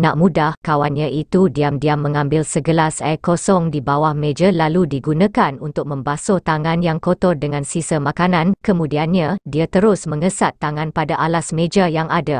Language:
Malay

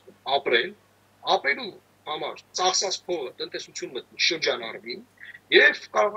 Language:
Romanian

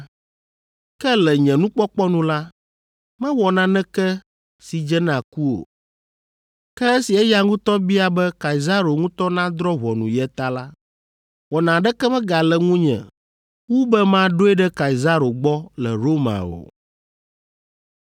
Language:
Ewe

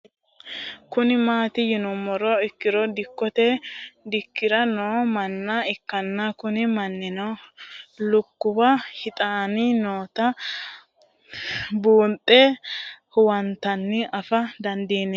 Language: Sidamo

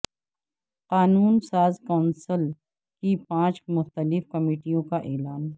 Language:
Urdu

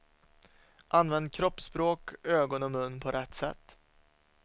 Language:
Swedish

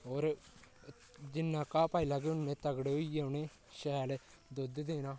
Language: Dogri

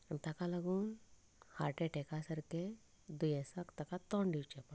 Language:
Konkani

